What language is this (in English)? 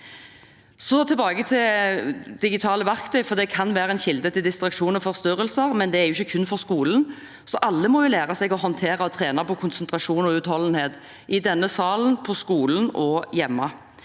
Norwegian